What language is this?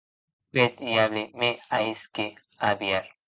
Occitan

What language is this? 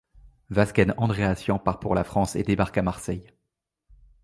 French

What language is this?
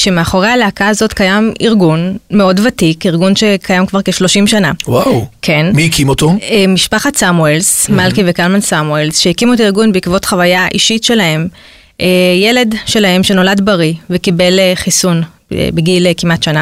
Hebrew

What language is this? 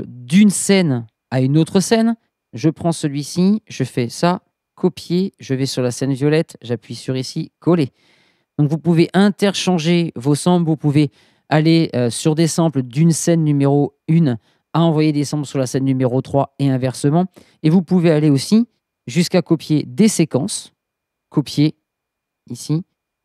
French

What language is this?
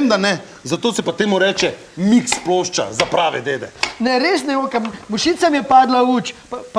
Slovenian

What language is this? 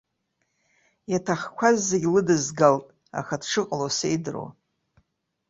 Abkhazian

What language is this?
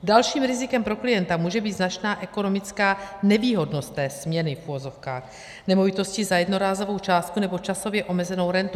Czech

